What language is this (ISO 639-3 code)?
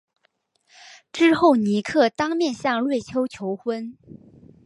zho